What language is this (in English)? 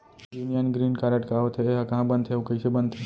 Chhattisgarhi